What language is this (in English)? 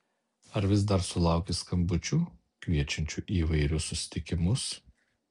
Lithuanian